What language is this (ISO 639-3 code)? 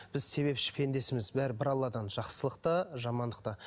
kaz